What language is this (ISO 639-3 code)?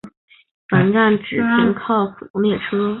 zho